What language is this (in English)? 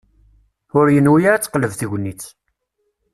Kabyle